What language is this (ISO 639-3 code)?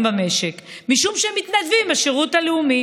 heb